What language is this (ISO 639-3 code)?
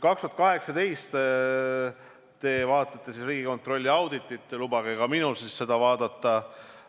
est